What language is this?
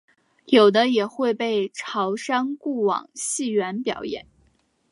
Chinese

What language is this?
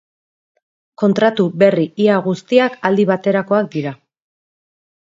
Basque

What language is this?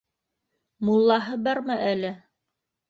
Bashkir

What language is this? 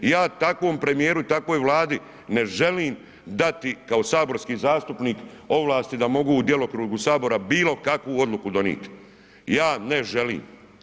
Croatian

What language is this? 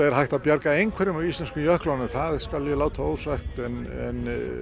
Icelandic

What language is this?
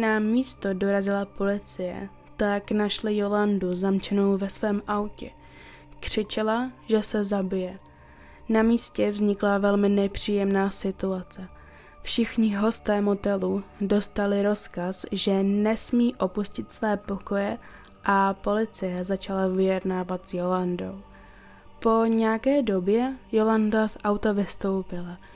Czech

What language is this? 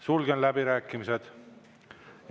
Estonian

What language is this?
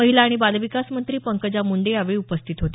Marathi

